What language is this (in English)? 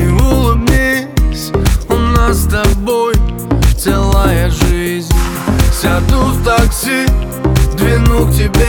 Russian